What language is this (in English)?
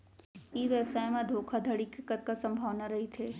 Chhattisgarhi